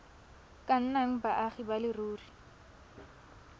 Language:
Tswana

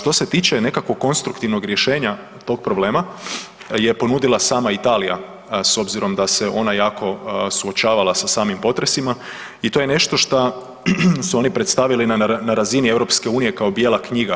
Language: Croatian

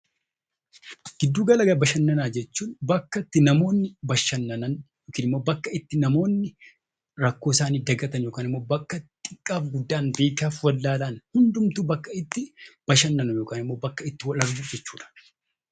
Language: Oromo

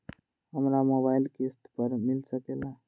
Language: Magahi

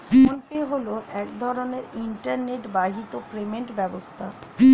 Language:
Bangla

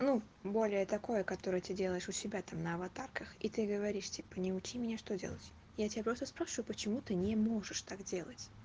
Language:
Russian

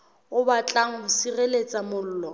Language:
Southern Sotho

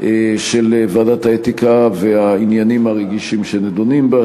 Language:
Hebrew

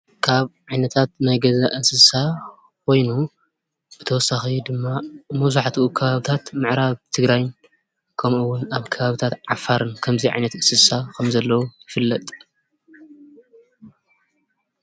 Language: Tigrinya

